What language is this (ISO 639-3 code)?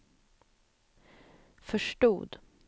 swe